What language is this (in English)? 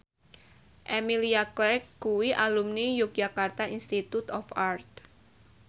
Javanese